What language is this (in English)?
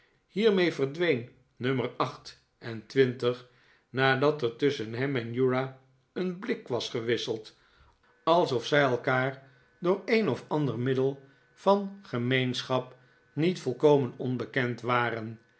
Dutch